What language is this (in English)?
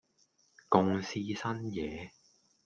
Cantonese